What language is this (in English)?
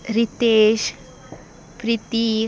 Konkani